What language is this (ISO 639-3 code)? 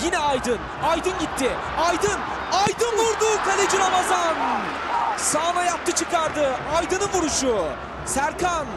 tur